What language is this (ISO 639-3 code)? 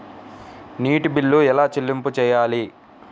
tel